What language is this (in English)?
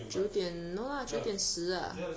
English